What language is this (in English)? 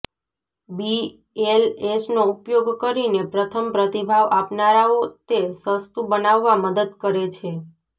Gujarati